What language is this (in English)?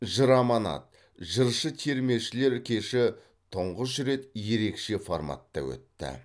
Kazakh